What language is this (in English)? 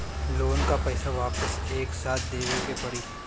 Bhojpuri